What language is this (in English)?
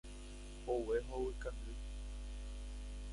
Guarani